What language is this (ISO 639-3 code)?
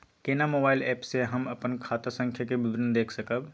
mai